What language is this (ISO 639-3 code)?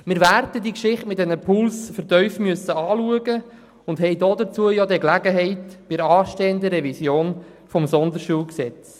gsw